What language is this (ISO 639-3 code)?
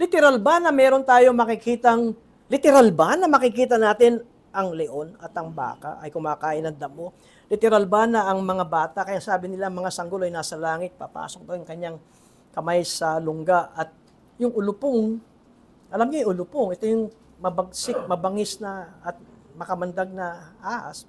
fil